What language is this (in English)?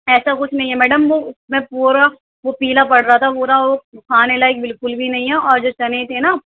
Urdu